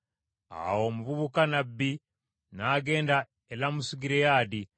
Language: Ganda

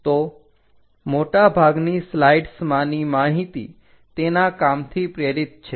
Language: Gujarati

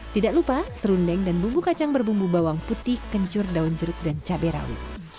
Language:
Indonesian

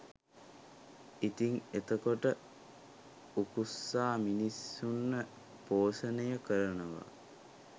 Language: Sinhala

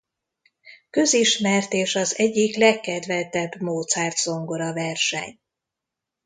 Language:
Hungarian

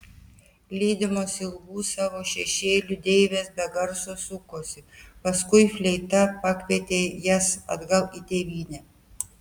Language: Lithuanian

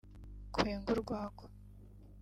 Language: Kinyarwanda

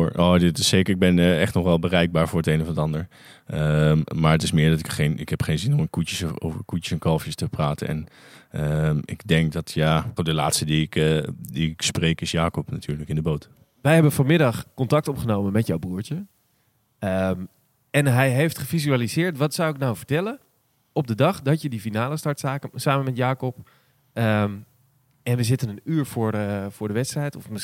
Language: Dutch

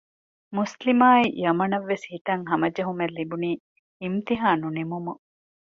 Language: Divehi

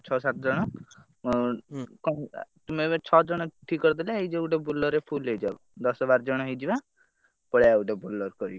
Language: Odia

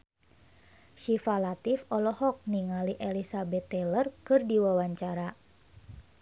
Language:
Sundanese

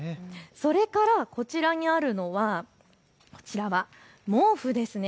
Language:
Japanese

